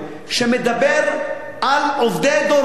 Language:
Hebrew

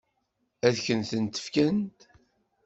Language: Kabyle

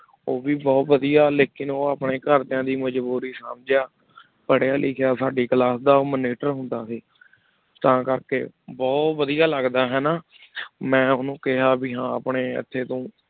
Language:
Punjabi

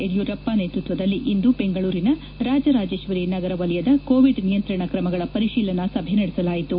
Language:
Kannada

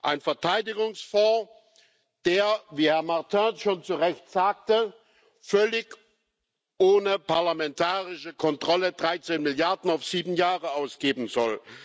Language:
German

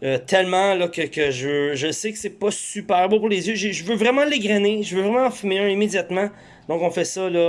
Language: French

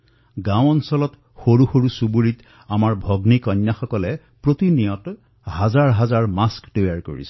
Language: Assamese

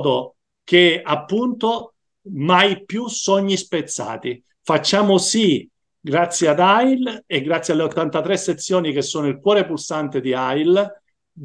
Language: Italian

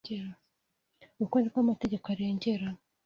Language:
Kinyarwanda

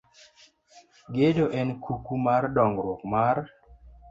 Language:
Luo (Kenya and Tanzania)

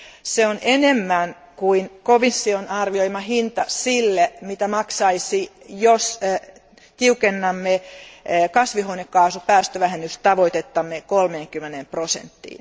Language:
Finnish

